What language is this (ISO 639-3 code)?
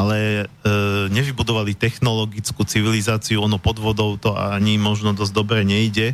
slk